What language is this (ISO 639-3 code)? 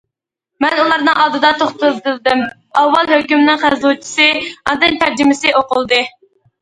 uig